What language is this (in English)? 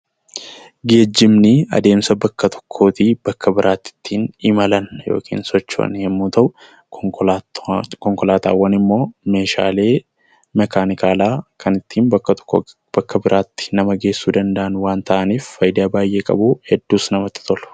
Oromo